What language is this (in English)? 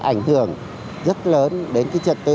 Vietnamese